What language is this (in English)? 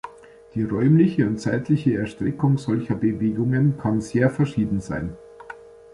German